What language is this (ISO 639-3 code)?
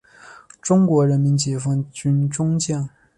zho